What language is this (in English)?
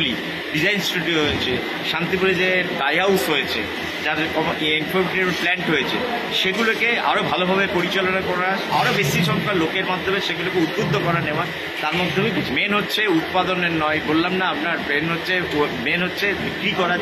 Turkish